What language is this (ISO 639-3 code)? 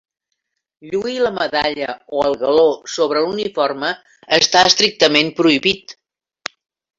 cat